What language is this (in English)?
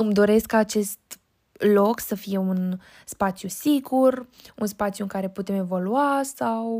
Romanian